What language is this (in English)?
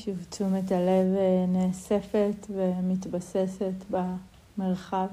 Hebrew